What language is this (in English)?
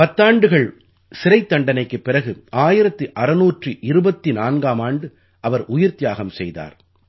Tamil